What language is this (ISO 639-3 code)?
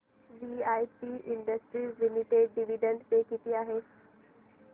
mar